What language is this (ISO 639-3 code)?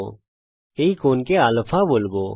ben